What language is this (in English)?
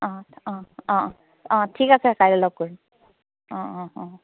Assamese